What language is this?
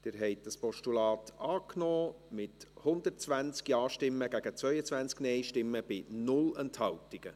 Swiss German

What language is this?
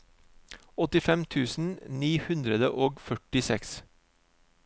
Norwegian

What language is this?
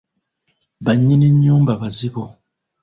Ganda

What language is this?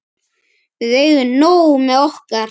Icelandic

